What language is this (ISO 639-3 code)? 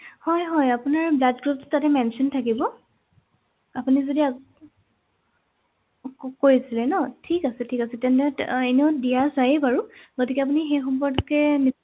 asm